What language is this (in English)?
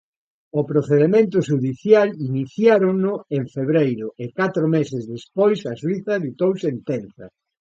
Galician